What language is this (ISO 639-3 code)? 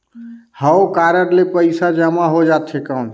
hne